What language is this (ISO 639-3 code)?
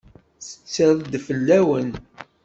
kab